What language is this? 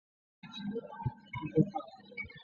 Chinese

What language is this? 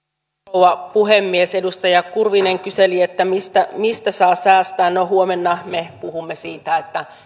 Finnish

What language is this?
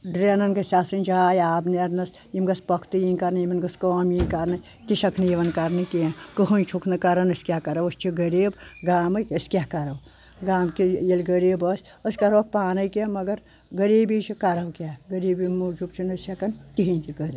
Kashmiri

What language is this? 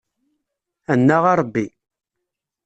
Kabyle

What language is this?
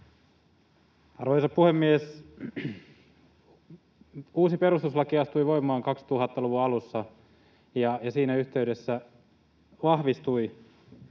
Finnish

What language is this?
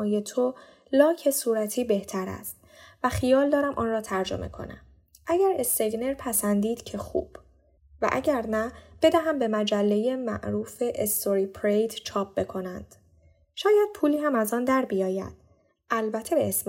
Persian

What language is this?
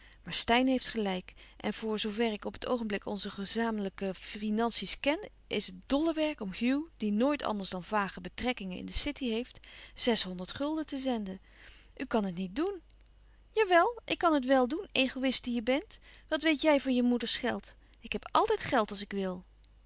Dutch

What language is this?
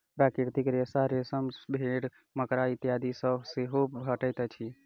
Maithili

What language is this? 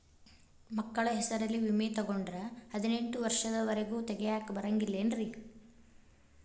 Kannada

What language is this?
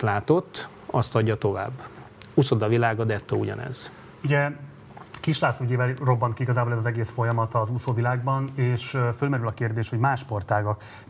Hungarian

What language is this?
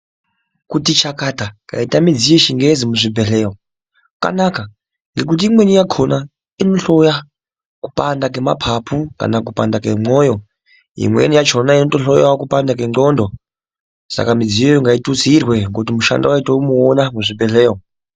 Ndau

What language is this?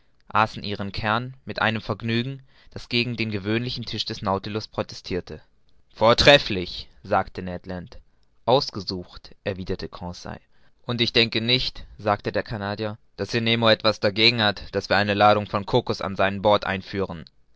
German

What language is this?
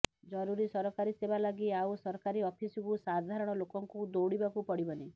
Odia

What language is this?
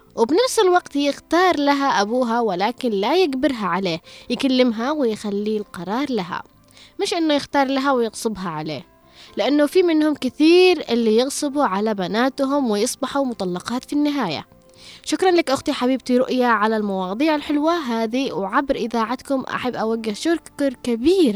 Arabic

